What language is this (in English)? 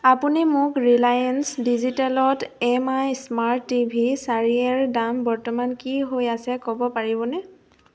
Assamese